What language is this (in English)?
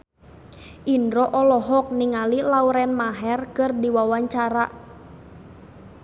Sundanese